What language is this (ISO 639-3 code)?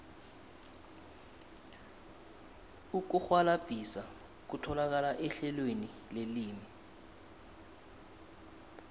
nbl